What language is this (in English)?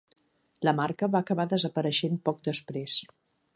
Catalan